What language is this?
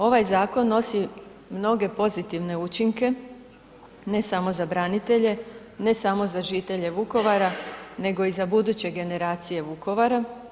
Croatian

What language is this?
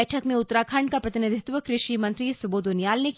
Hindi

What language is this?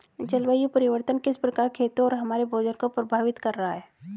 Hindi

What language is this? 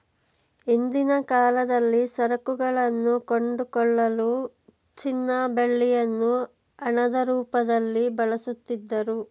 Kannada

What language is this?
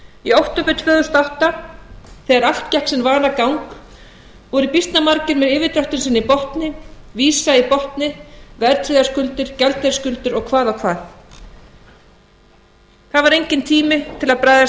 Icelandic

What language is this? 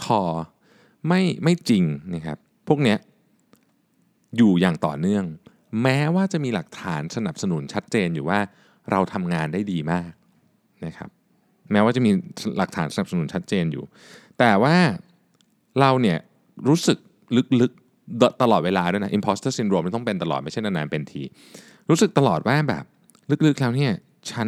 Thai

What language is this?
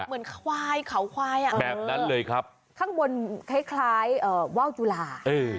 Thai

